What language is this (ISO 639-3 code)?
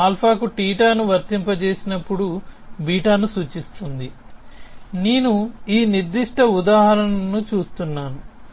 tel